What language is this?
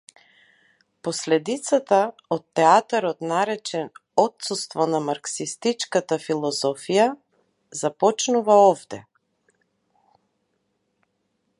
Macedonian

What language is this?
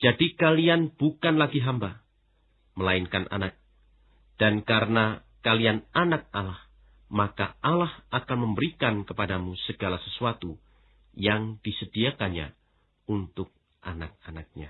Indonesian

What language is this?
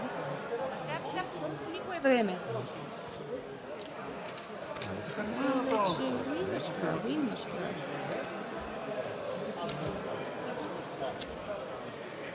Bulgarian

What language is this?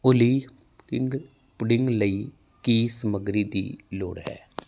Punjabi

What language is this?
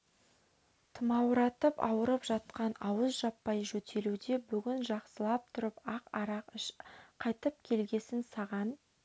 Kazakh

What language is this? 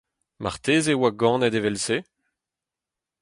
Breton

